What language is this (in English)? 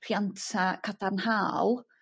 Welsh